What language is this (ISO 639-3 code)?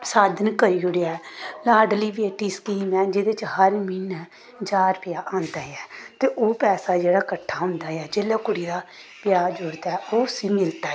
doi